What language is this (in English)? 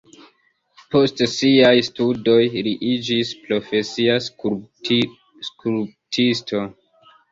Esperanto